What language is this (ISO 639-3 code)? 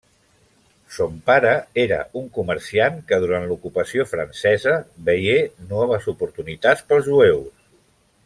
cat